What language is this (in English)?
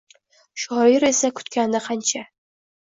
Uzbek